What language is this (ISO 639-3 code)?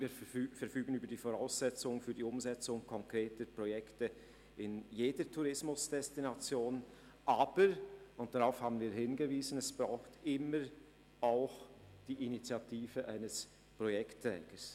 gsw